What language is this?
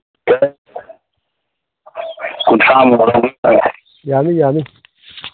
Manipuri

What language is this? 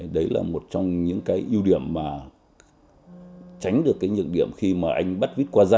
Vietnamese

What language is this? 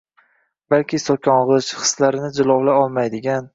Uzbek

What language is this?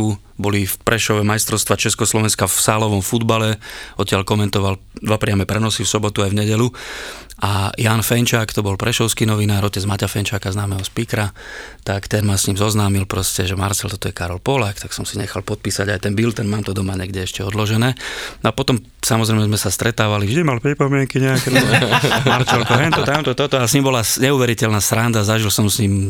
Slovak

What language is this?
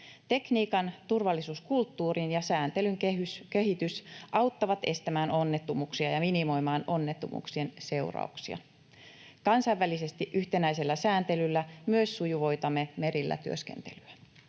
Finnish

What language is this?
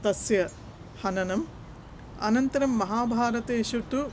Sanskrit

